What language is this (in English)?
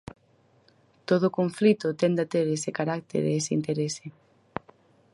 Galician